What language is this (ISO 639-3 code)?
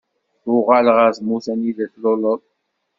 kab